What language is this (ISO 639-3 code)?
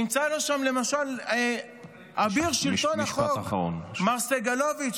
heb